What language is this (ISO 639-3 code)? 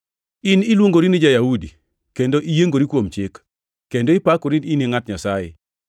luo